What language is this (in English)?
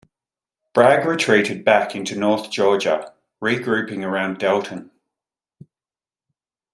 English